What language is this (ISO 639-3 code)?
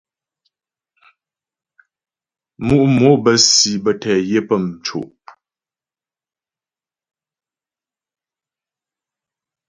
bbj